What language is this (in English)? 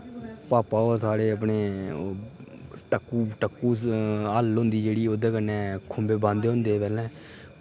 Dogri